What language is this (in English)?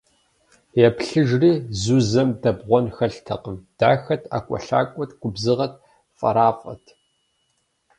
Kabardian